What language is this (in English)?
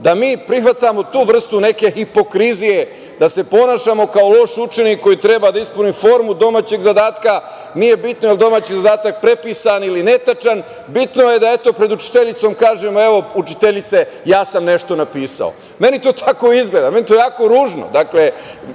Serbian